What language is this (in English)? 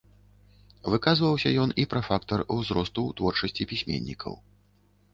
Belarusian